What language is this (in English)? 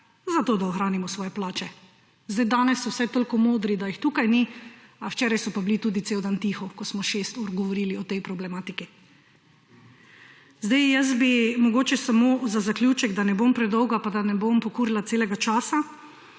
Slovenian